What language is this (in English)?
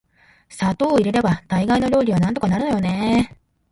Japanese